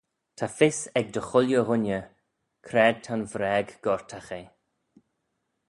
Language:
Manx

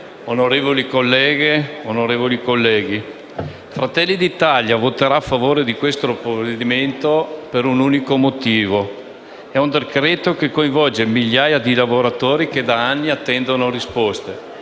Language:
Italian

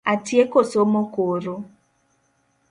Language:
Luo (Kenya and Tanzania)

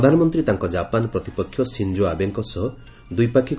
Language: Odia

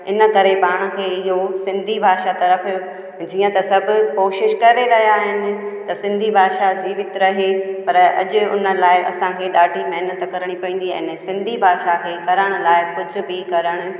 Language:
Sindhi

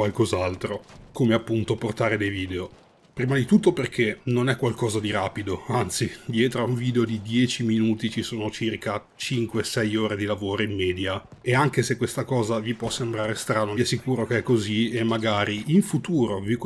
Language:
Italian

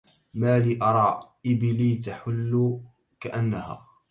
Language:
Arabic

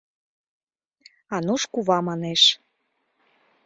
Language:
Mari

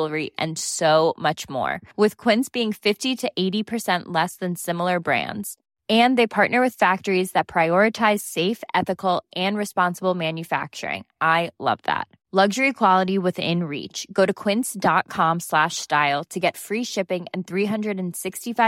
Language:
Persian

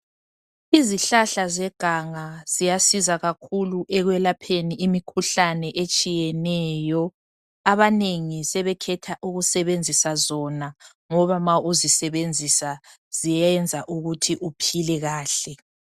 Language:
North Ndebele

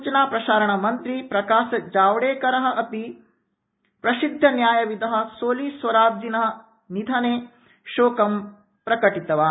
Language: Sanskrit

